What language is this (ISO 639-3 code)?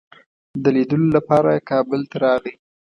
pus